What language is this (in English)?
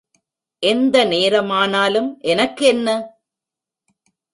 Tamil